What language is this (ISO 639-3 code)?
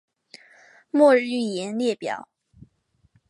zho